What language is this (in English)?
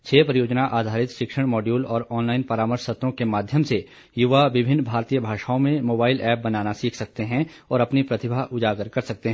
Hindi